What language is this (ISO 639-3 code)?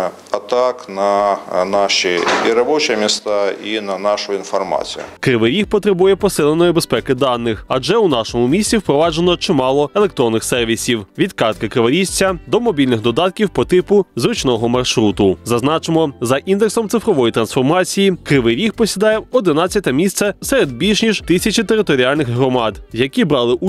ukr